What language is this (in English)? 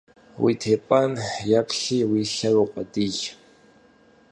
Kabardian